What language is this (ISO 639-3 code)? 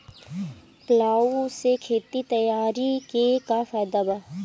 bho